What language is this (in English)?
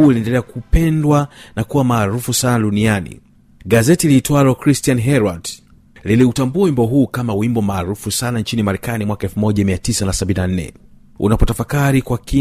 Swahili